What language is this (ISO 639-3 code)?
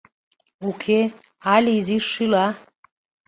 chm